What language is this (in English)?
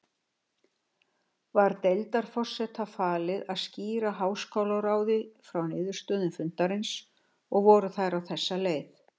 Icelandic